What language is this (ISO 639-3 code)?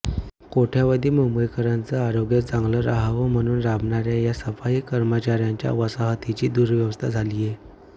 mar